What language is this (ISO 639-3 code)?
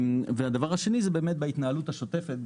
heb